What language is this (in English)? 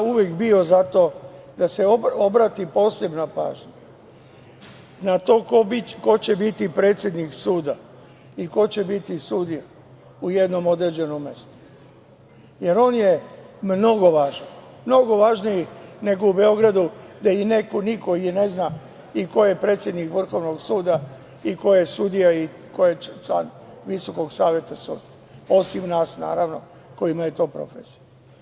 Serbian